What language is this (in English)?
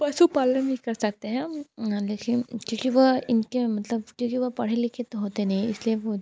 Hindi